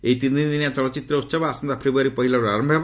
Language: Odia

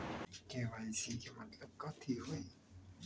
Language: Magahi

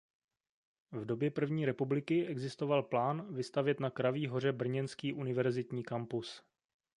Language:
Czech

